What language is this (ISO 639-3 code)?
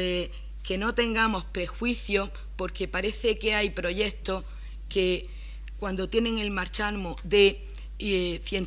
spa